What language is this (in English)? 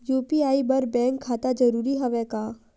Chhattisgarhi